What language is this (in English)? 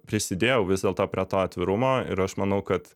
Lithuanian